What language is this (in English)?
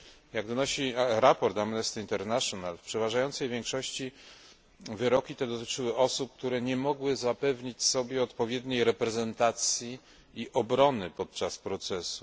Polish